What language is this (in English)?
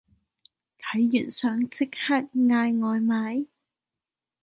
Cantonese